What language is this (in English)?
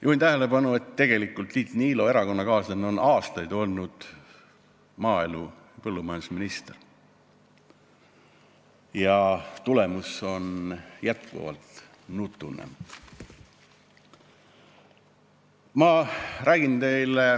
Estonian